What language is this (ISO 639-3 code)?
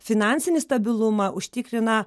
lit